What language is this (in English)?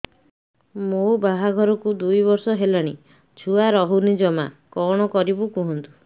Odia